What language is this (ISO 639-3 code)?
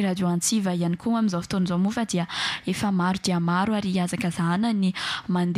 fra